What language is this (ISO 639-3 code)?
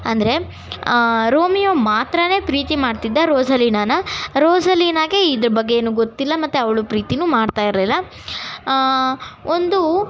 kan